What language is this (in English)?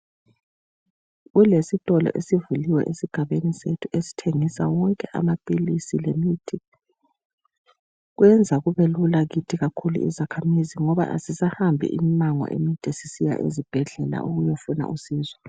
North Ndebele